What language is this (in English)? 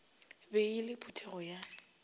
Northern Sotho